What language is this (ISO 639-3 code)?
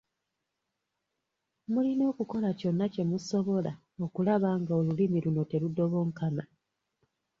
lug